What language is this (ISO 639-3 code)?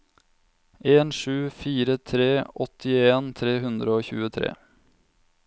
nor